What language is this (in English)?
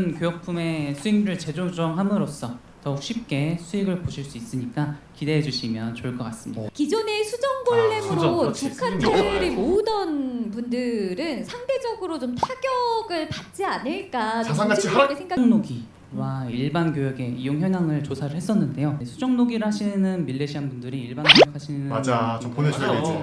Korean